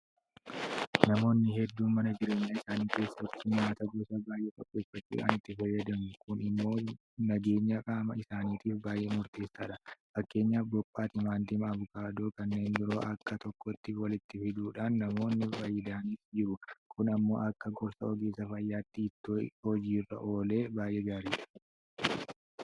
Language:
Oromo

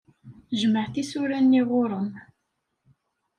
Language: Kabyle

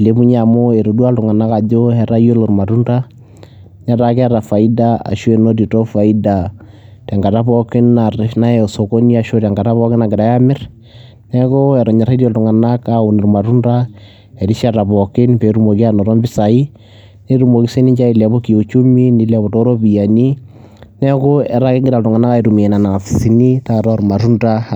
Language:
Masai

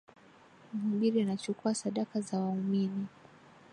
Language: Swahili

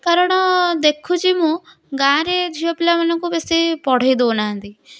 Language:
Odia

